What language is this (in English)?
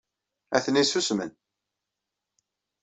Kabyle